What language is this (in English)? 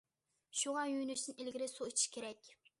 Uyghur